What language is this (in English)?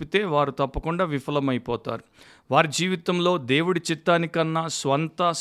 Telugu